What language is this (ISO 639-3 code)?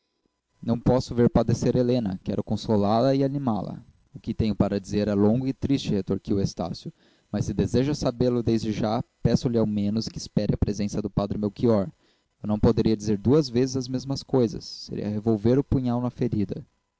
por